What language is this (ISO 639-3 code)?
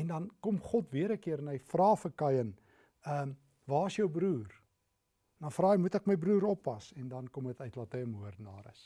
nld